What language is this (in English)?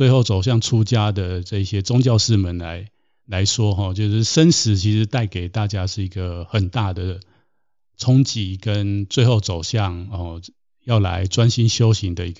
Chinese